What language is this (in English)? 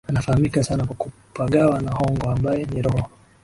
Swahili